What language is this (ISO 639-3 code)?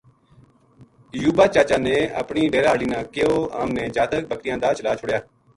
gju